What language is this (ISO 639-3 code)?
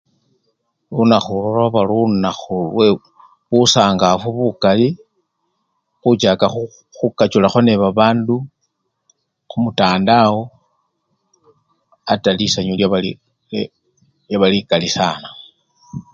luy